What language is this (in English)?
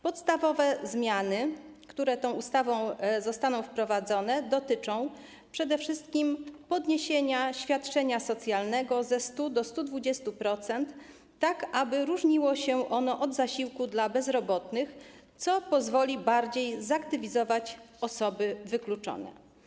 Polish